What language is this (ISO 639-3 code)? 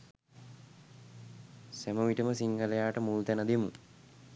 sin